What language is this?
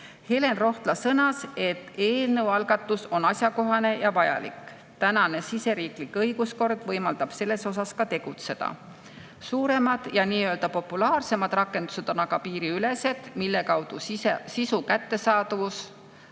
Estonian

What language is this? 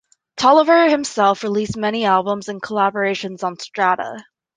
English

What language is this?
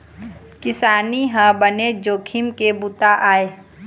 Chhattisgarhi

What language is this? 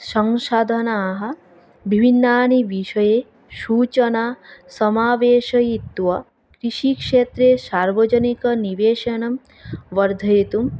Sanskrit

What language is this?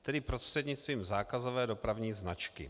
Czech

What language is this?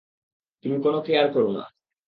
Bangla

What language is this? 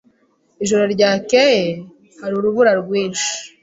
Kinyarwanda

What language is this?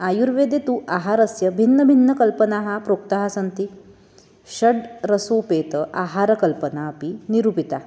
Sanskrit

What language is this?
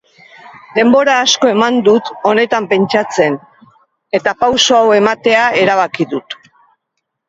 Basque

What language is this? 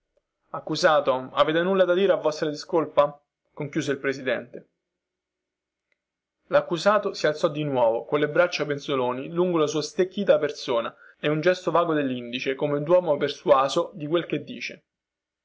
Italian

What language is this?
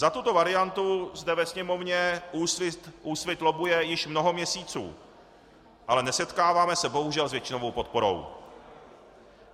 Czech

